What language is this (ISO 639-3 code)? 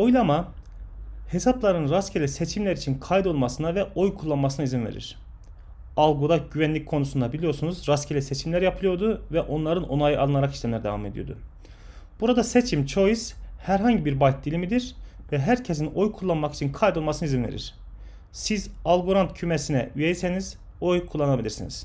tur